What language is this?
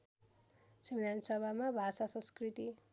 Nepali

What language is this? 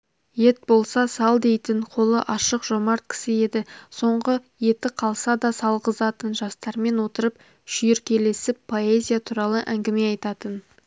Kazakh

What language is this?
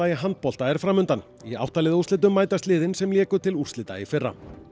Icelandic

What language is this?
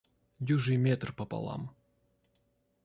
Russian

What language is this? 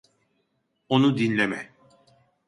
Turkish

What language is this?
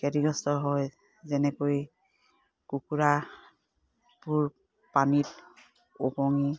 Assamese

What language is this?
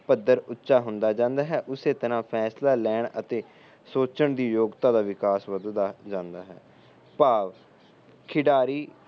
Punjabi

